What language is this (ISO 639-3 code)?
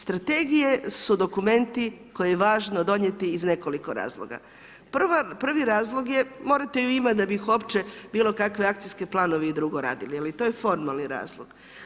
hrv